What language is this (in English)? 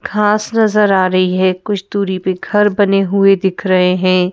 Hindi